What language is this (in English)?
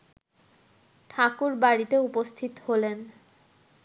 Bangla